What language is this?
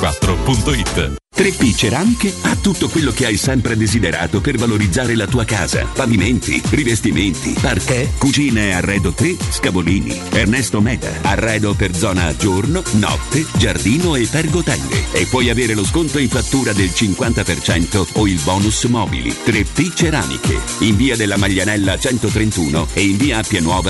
Italian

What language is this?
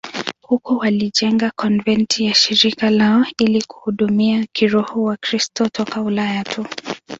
Swahili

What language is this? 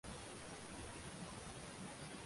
Uzbek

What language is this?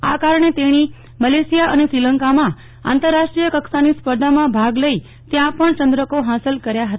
Gujarati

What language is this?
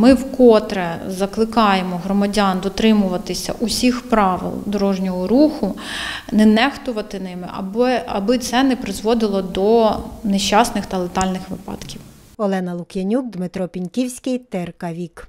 Ukrainian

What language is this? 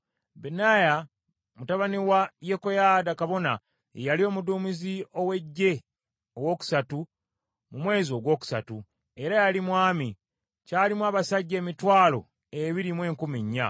Ganda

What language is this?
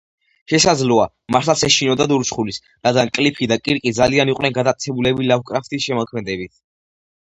Georgian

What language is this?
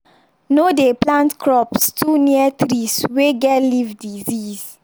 Nigerian Pidgin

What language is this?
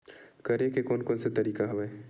Chhattisgarhi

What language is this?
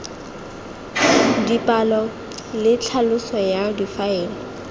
Tswana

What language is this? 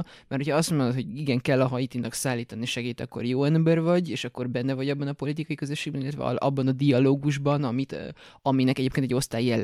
Hungarian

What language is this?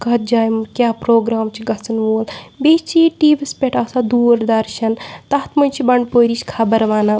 Kashmiri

